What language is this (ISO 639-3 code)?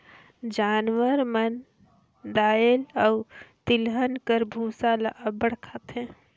hne